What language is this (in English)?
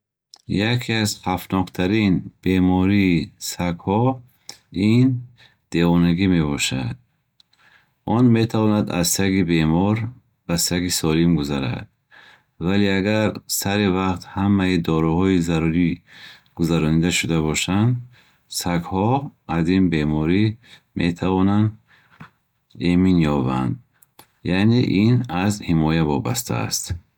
Bukharic